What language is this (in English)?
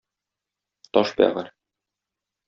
Tatar